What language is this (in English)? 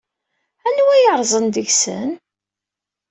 Kabyle